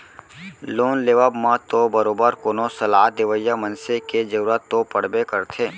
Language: Chhattisgarhi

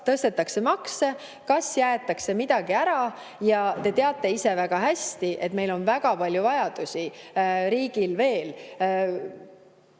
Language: Estonian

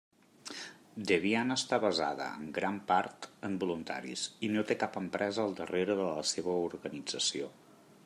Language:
Catalan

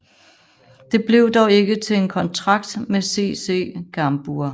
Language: Danish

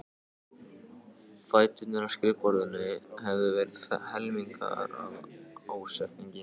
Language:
Icelandic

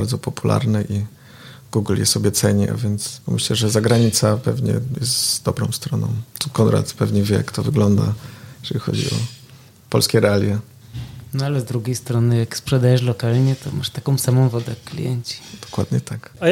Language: Polish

